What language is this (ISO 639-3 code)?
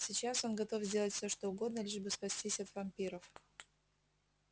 rus